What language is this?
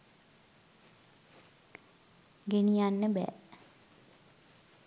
Sinhala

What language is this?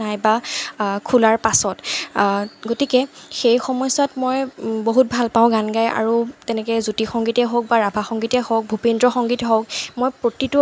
Assamese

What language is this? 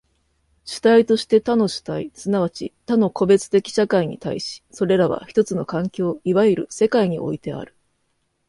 Japanese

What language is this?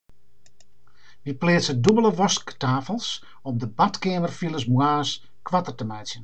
Western Frisian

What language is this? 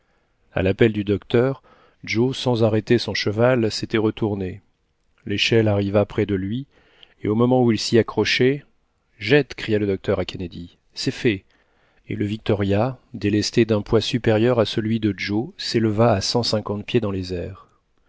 French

